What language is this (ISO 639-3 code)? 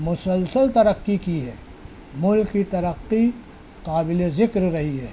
urd